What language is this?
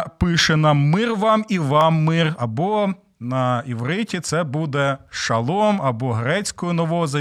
Ukrainian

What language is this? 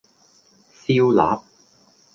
Cantonese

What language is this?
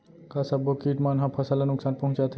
Chhattisgarhi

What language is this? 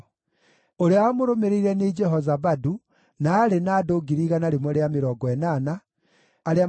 Kikuyu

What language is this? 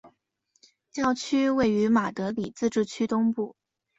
Chinese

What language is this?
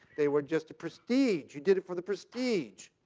English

